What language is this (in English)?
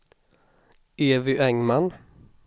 Swedish